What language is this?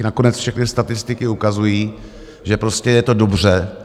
Czech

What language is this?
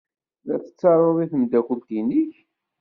Kabyle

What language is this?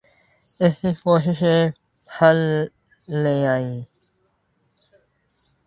Urdu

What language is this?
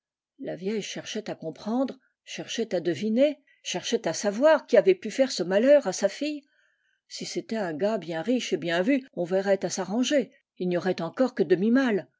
French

